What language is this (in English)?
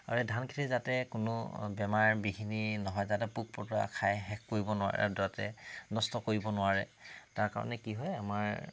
Assamese